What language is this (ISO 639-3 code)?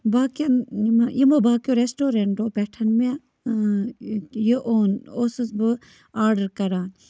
kas